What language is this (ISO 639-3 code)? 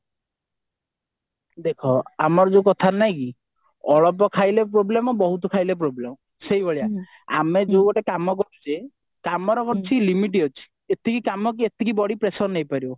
ori